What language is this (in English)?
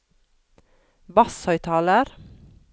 Norwegian